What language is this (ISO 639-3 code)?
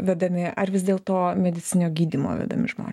lit